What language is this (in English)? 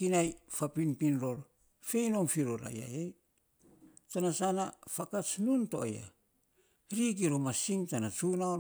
Saposa